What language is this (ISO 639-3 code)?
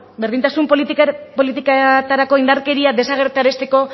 eus